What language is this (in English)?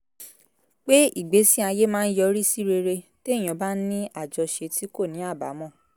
Yoruba